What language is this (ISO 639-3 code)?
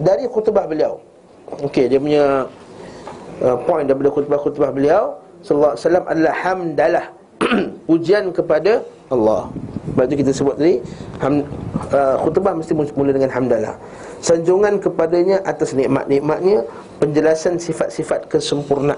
msa